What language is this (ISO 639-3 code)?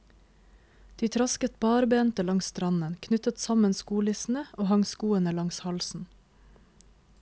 nor